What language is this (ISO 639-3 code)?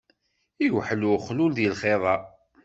kab